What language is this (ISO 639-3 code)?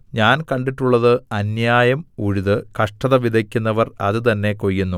mal